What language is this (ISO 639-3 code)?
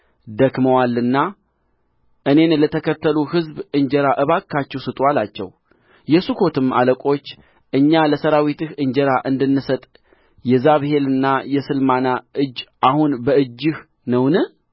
amh